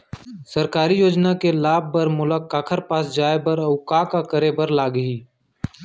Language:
Chhattisgarhi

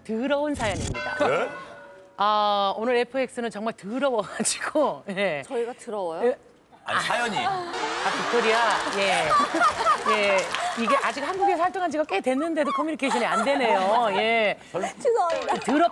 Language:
Korean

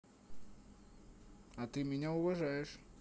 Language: Russian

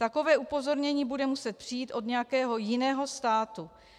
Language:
Czech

